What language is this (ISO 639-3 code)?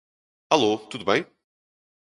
por